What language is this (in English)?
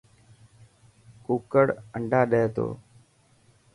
Dhatki